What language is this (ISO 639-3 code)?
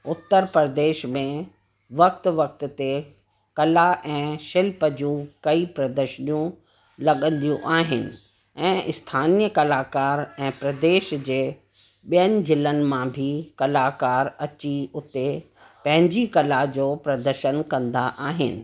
snd